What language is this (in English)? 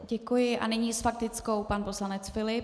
Czech